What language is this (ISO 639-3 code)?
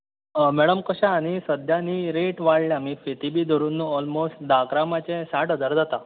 kok